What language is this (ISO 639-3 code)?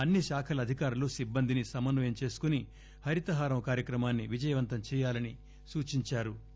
tel